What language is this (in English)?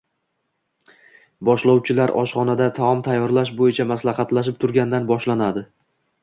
Uzbek